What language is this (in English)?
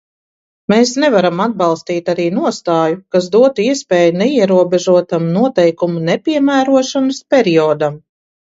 Latvian